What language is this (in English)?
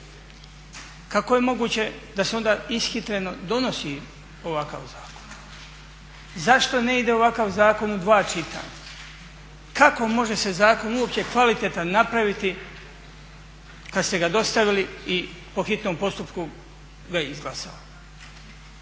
Croatian